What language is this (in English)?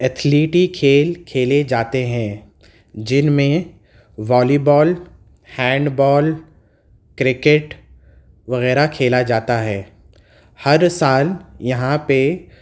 Urdu